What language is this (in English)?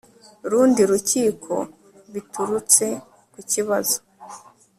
Kinyarwanda